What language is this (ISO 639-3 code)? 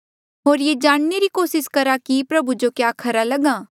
mjl